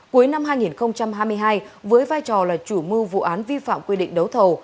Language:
Vietnamese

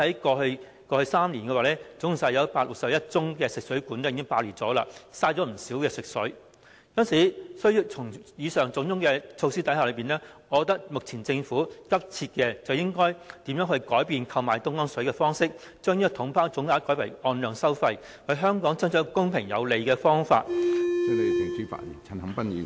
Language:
Cantonese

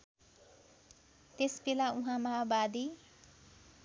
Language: Nepali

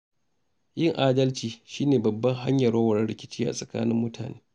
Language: Hausa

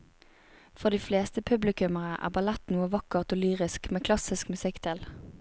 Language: Norwegian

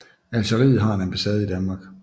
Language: Danish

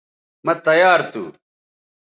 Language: Bateri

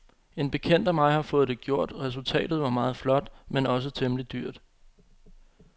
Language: Danish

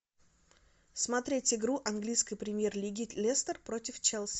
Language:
Russian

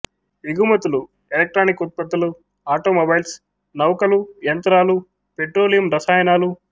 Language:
Telugu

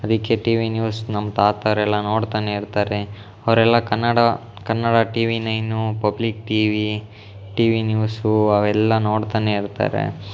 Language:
Kannada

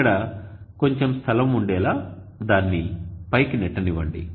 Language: Telugu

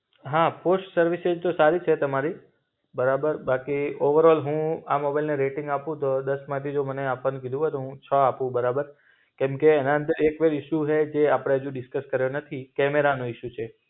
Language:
Gujarati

